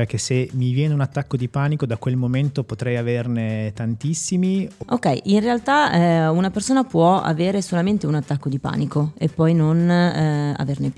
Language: Italian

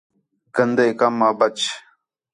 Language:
Khetrani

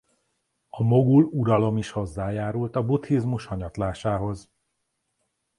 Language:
Hungarian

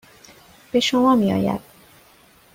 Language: Persian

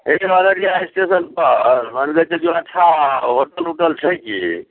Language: Maithili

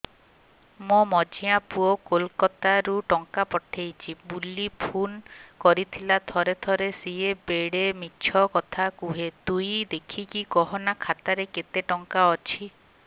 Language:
Odia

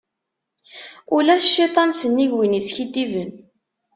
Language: Kabyle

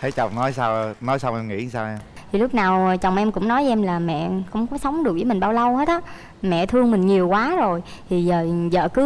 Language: Vietnamese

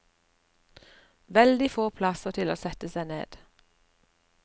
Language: Norwegian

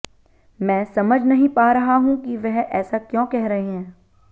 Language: Hindi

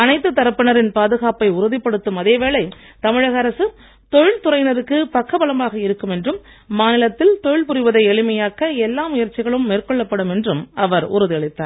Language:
Tamil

